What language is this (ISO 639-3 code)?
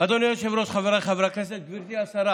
heb